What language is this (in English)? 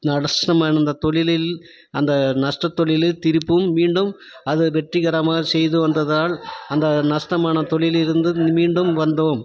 Tamil